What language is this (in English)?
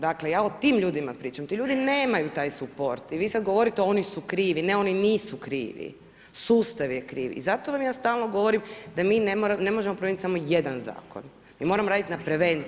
Croatian